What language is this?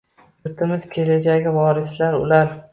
Uzbek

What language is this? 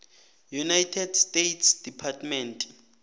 South Ndebele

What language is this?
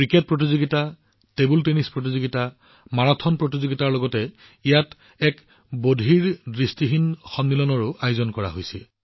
Assamese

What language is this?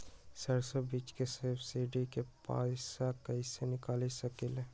Magahi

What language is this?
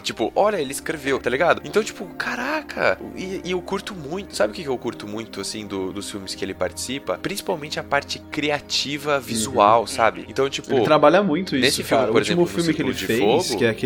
Portuguese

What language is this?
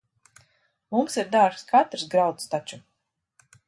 Latvian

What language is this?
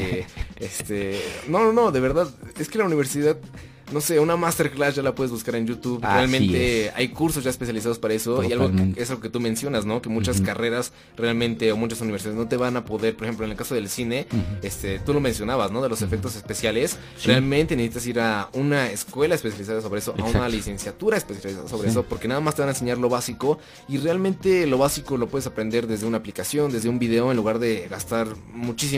Spanish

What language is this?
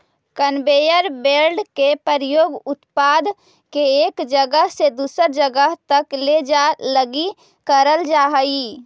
Magahi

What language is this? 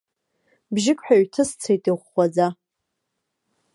Abkhazian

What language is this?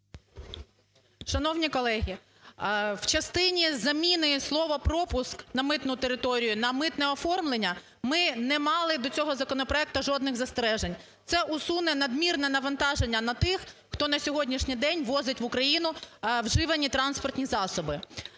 Ukrainian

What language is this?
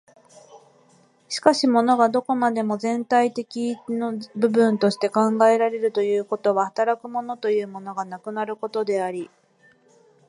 Japanese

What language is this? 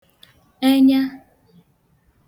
Igbo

